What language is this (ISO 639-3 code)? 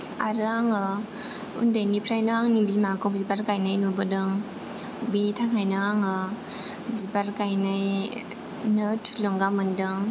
brx